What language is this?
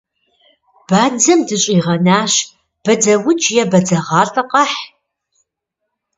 Kabardian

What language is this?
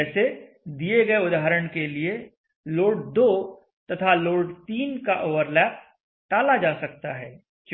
Hindi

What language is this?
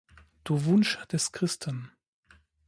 German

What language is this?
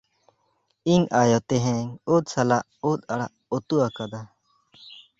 Santali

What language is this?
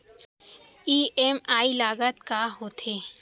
Chhattisgarhi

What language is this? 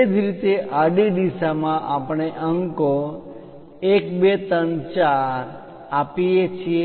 Gujarati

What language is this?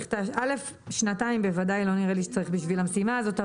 Hebrew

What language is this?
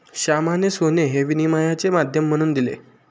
Marathi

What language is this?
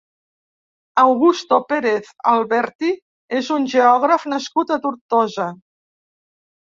Catalan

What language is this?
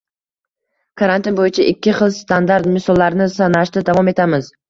Uzbek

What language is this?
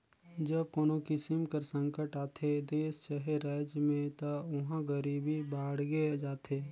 Chhattisgarhi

